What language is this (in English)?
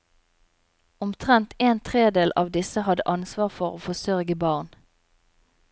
Norwegian